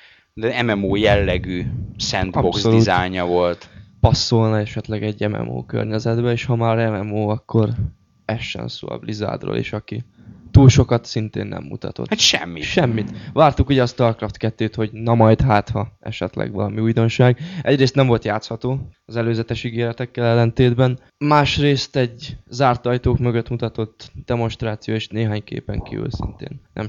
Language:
Hungarian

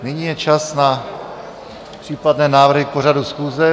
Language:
Czech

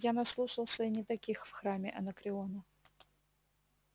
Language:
Russian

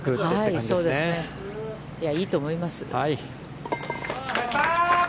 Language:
Japanese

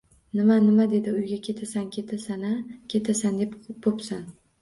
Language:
Uzbek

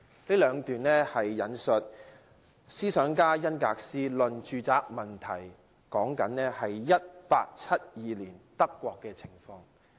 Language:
Cantonese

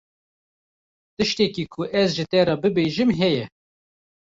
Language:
Kurdish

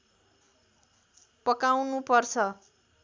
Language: Nepali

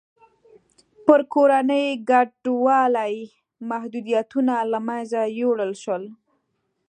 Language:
Pashto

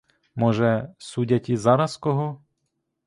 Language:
Ukrainian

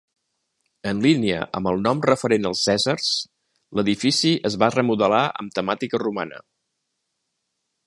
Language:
Catalan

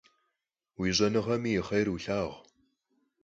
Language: Kabardian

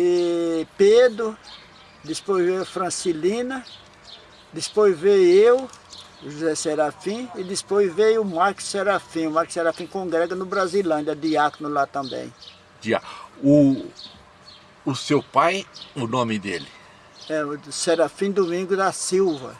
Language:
Portuguese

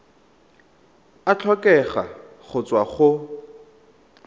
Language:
Tswana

